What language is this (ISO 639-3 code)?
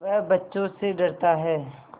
hin